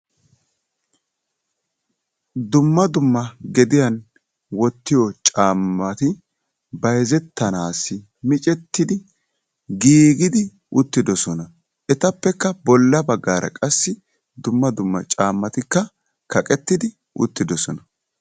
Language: Wolaytta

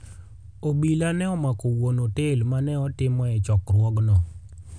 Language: Luo (Kenya and Tanzania)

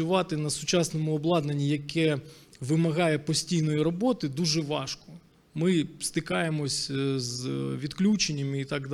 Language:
Ukrainian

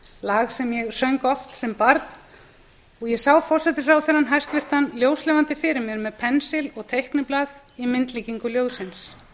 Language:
Icelandic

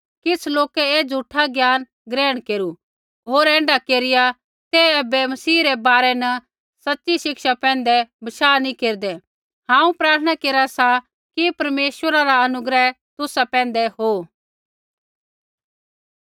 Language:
Kullu Pahari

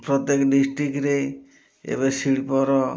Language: Odia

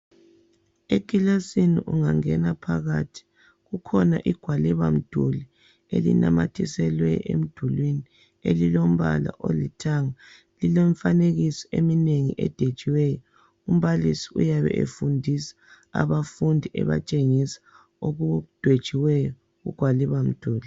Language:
North Ndebele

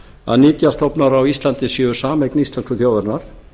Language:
Icelandic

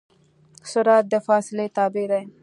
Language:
Pashto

